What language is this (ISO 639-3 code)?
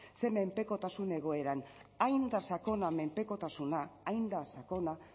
eus